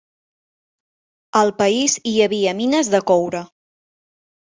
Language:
Catalan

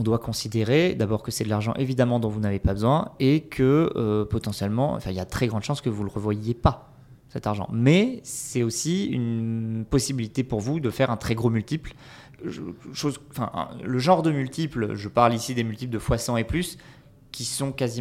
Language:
French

